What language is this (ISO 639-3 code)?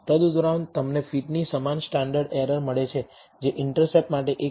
guj